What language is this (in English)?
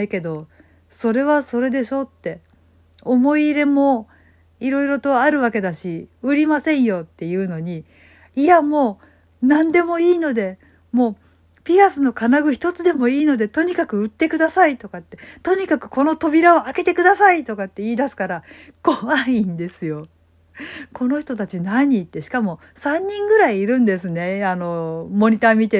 Japanese